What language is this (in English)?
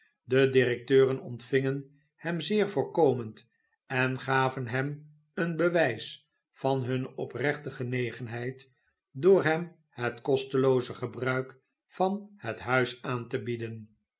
Dutch